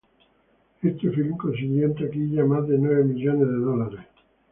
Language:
Spanish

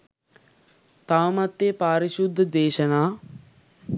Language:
Sinhala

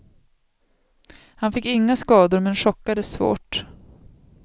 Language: Swedish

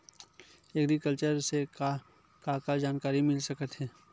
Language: Chhattisgarhi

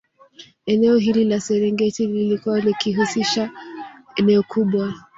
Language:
Swahili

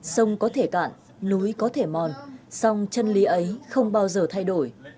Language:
Vietnamese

